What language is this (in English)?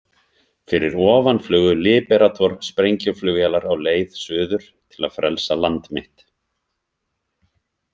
Icelandic